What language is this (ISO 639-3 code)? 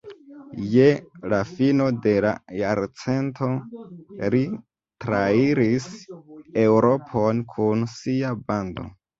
epo